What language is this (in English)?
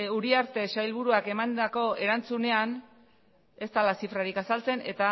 Basque